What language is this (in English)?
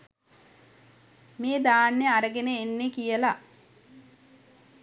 Sinhala